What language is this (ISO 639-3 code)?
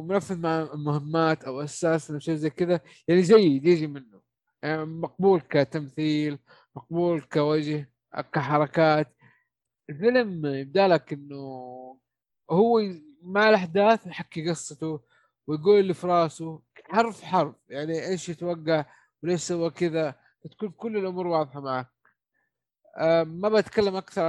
ara